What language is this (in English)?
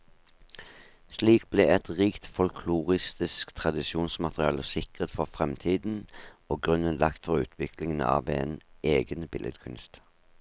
Norwegian